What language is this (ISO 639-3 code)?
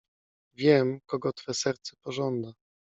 pol